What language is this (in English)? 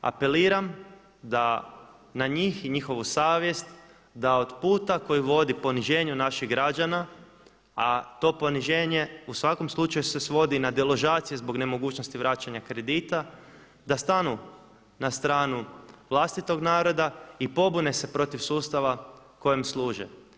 Croatian